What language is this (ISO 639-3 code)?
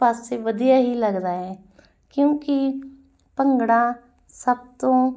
pan